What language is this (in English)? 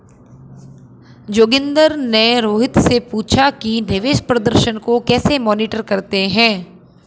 Hindi